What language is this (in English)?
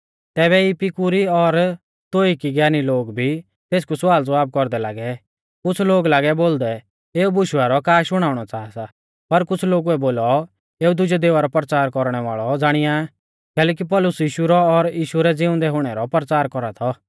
Mahasu Pahari